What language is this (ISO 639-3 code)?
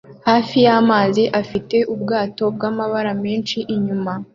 kin